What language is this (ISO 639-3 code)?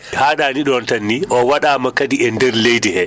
ful